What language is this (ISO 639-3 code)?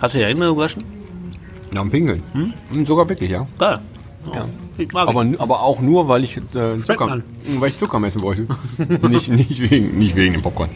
deu